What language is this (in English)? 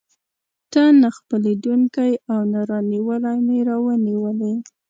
Pashto